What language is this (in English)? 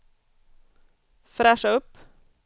Swedish